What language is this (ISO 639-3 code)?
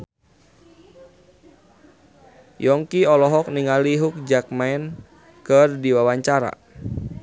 sun